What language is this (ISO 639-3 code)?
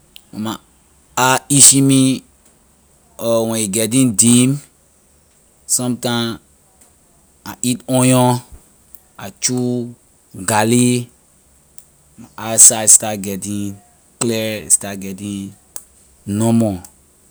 lir